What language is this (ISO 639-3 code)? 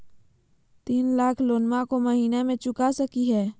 mag